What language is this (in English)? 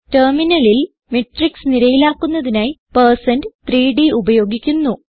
Malayalam